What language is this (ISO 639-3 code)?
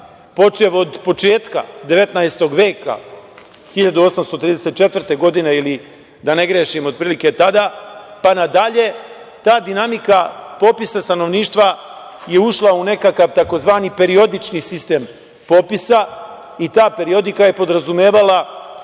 srp